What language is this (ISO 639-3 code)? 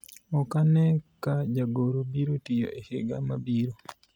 luo